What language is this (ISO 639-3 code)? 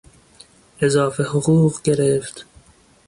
fas